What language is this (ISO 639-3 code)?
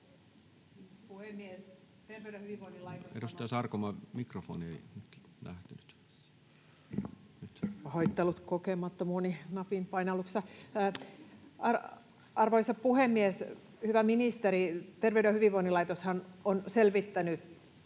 fin